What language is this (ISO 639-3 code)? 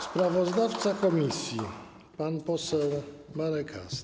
pol